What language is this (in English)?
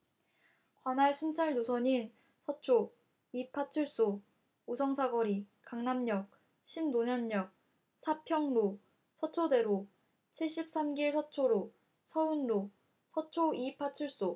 Korean